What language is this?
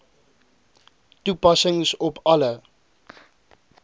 Afrikaans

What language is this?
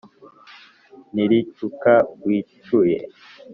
Kinyarwanda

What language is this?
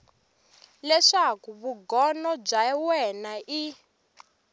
Tsonga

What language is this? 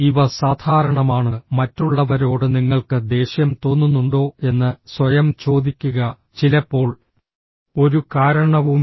Malayalam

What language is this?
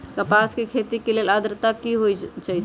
Magahi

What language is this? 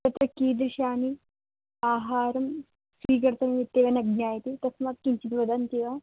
Sanskrit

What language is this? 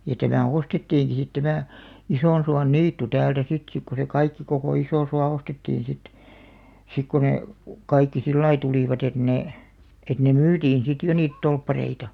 Finnish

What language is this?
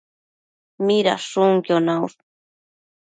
Matsés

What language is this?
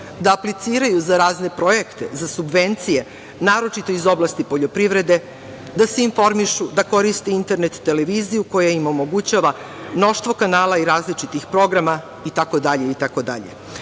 Serbian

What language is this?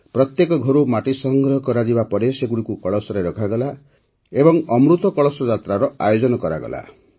Odia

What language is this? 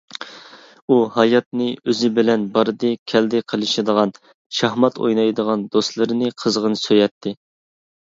Uyghur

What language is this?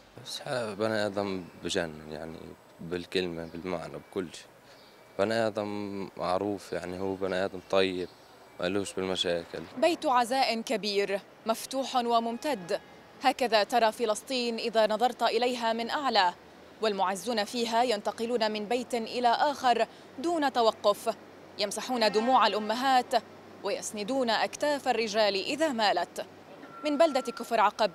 Arabic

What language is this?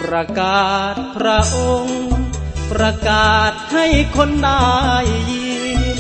Thai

